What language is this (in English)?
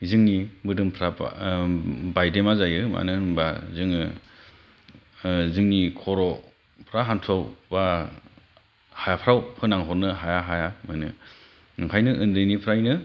Bodo